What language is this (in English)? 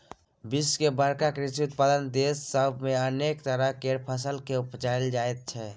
Maithili